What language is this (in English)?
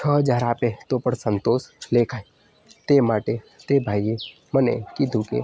Gujarati